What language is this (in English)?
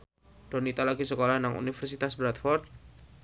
Javanese